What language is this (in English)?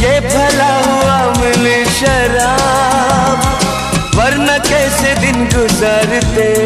Arabic